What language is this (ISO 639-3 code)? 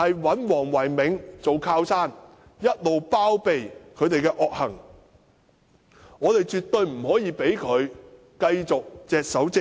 yue